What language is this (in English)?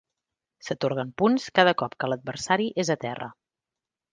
Catalan